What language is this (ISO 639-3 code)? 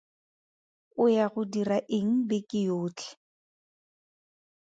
tsn